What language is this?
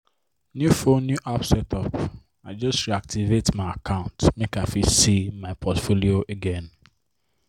Nigerian Pidgin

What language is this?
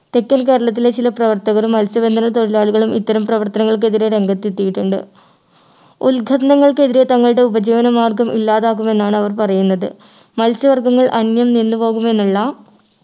Malayalam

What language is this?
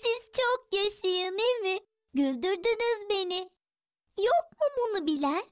Turkish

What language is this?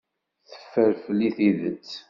Kabyle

